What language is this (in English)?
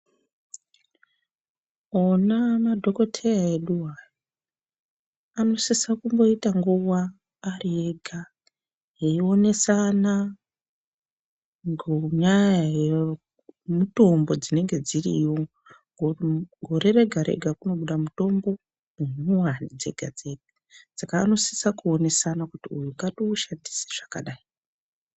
Ndau